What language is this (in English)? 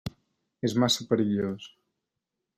Catalan